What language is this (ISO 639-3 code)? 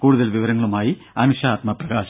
mal